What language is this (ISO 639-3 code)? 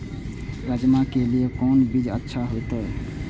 mai